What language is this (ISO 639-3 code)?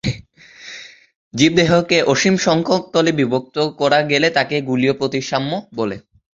ben